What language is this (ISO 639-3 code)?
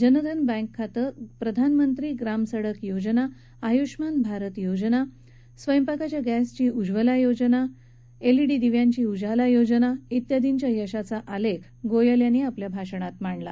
mar